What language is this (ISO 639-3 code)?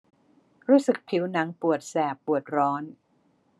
tha